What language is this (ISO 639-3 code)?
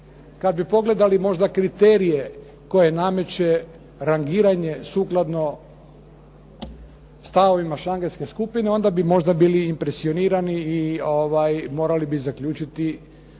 hrv